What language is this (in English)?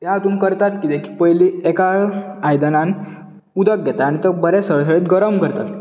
Konkani